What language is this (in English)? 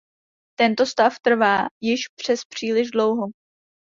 Czech